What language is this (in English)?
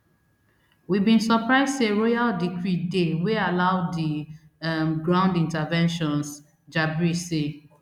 Nigerian Pidgin